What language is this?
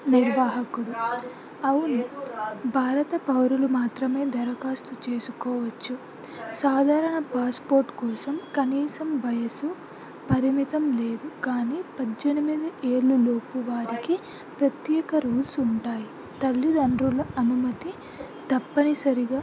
Telugu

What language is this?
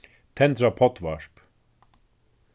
Faroese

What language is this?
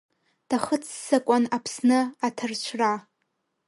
Abkhazian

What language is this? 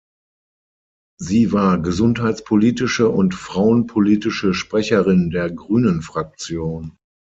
German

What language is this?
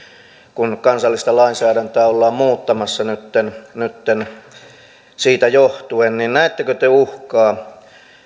Finnish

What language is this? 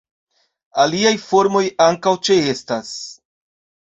Esperanto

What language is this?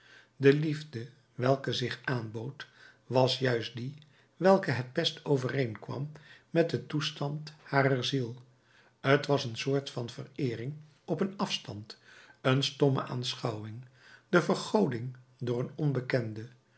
Dutch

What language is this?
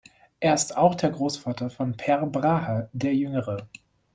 German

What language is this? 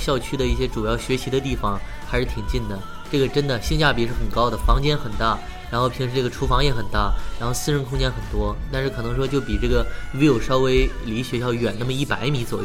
Chinese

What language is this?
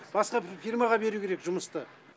Kazakh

